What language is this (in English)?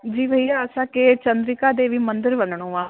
Sindhi